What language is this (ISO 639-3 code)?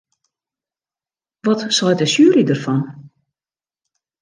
fry